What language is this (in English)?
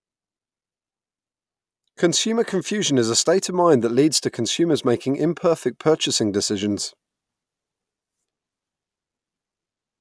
English